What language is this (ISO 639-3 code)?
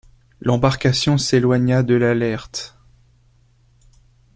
fra